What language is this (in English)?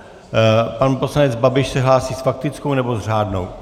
Czech